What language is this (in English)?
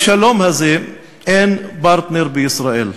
Hebrew